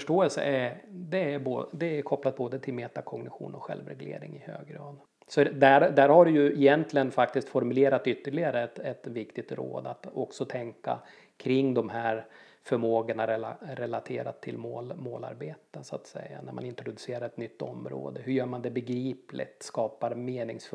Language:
Swedish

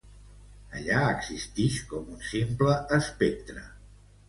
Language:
Catalan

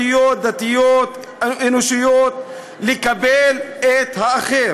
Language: Hebrew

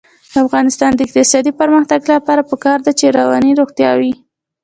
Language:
Pashto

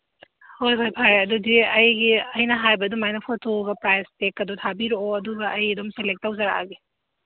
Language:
Manipuri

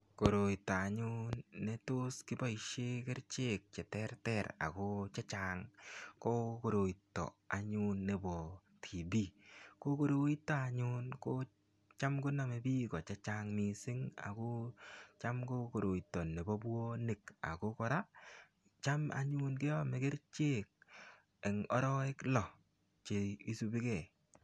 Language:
Kalenjin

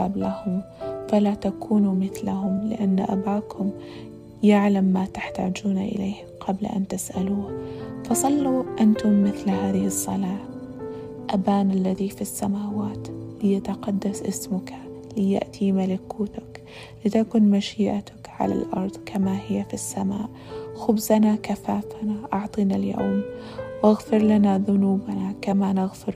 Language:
Arabic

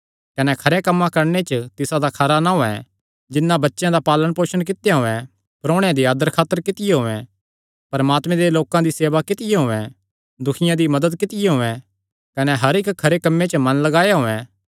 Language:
Kangri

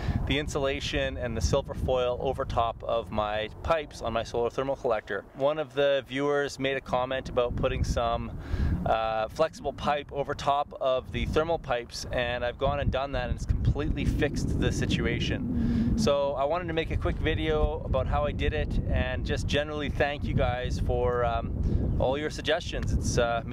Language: English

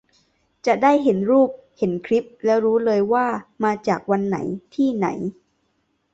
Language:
Thai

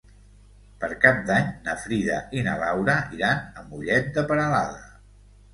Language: Catalan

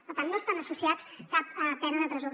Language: Catalan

